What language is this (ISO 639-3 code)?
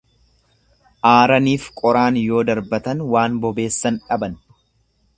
orm